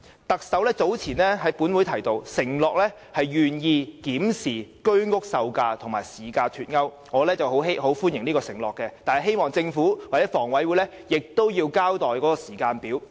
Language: Cantonese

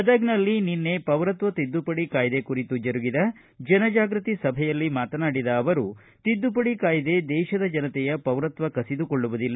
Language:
Kannada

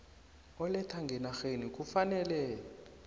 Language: South Ndebele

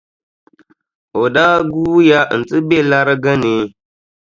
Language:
Dagbani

